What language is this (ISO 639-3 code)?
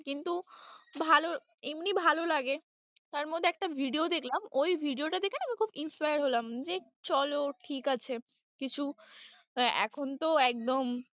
ben